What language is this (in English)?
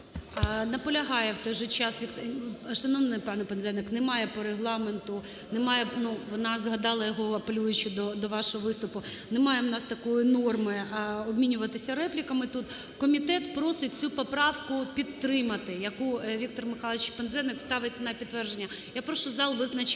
Ukrainian